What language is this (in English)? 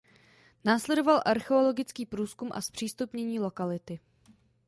Czech